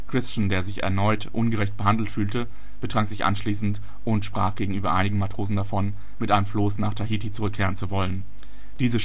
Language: German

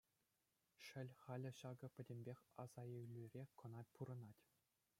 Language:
Chuvash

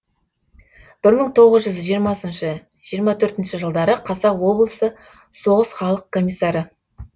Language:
Kazakh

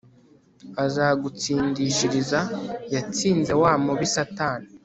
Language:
Kinyarwanda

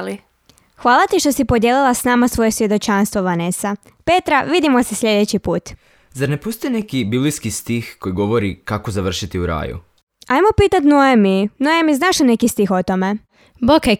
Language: Croatian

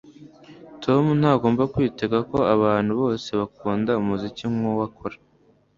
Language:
Kinyarwanda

